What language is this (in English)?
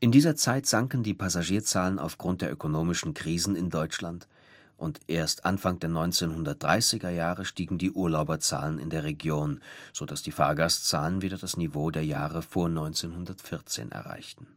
German